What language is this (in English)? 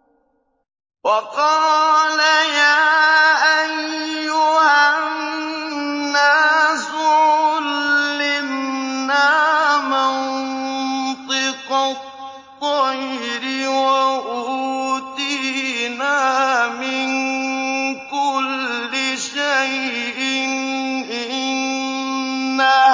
Arabic